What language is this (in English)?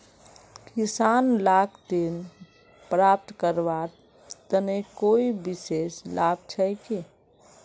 Magahi